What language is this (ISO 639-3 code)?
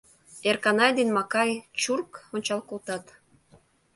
chm